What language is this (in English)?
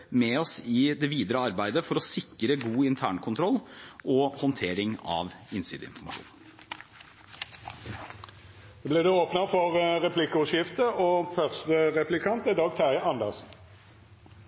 Norwegian